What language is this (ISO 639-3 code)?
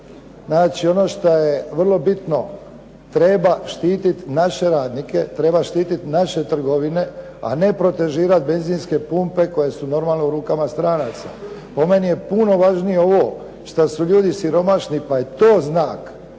hrv